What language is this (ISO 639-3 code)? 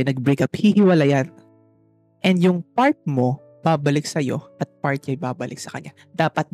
fil